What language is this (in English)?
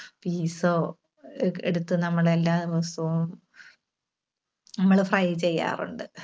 Malayalam